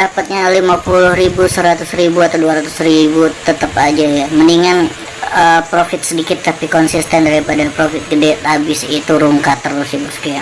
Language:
Indonesian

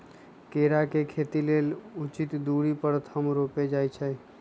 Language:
Magahi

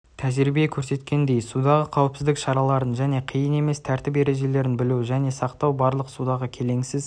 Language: Kazakh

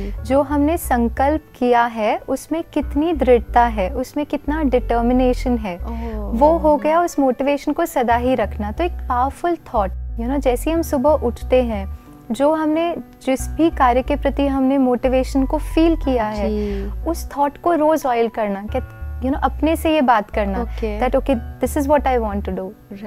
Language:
Hindi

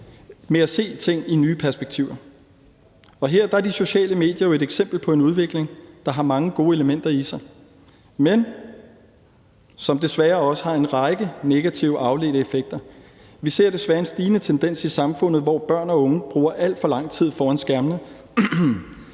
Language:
Danish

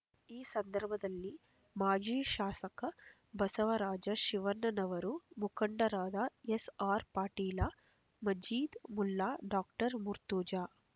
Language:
Kannada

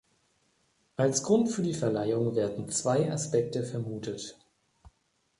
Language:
German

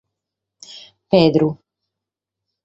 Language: Sardinian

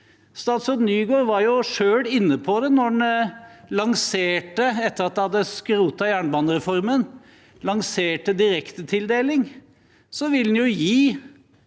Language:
Norwegian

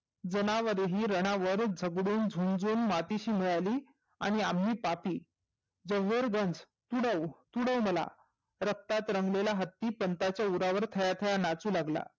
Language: Marathi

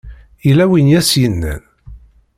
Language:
Kabyle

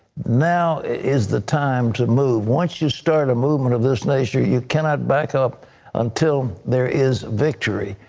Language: English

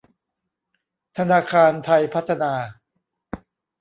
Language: Thai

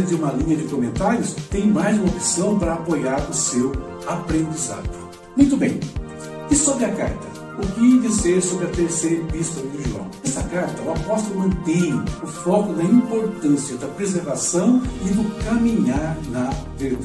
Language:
Portuguese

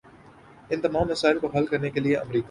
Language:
Urdu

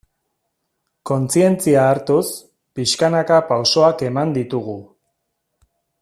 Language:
Basque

